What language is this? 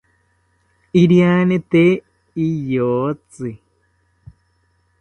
South Ucayali Ashéninka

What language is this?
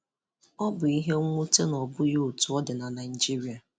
Igbo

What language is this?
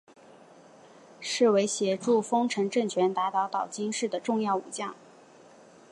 Chinese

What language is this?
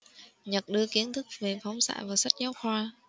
Vietnamese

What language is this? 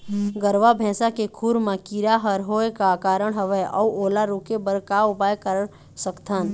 Chhattisgarhi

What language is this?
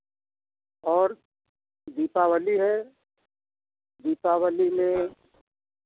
Hindi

